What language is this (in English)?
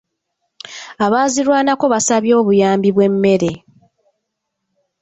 Ganda